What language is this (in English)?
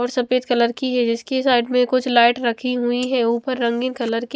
Hindi